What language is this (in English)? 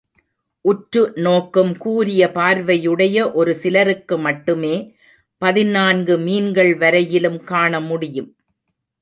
Tamil